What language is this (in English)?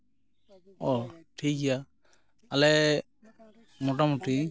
Santali